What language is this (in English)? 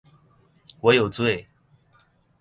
Chinese